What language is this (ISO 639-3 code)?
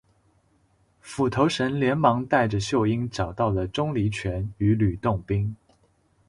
zho